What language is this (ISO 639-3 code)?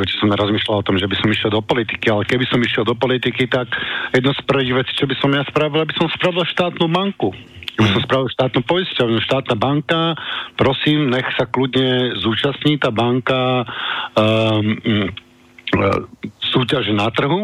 slk